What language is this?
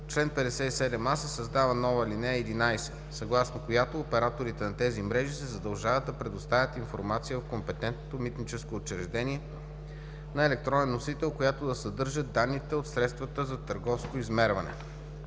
Bulgarian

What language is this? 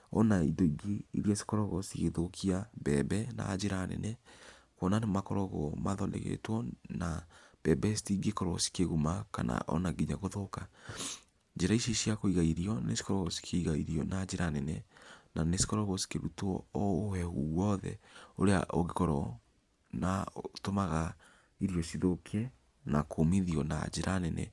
Kikuyu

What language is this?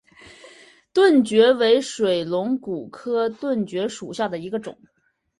Chinese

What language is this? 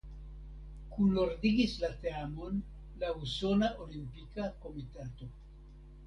Esperanto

